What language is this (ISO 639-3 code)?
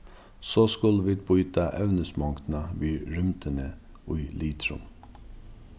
fao